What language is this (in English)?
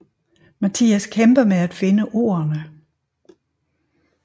Danish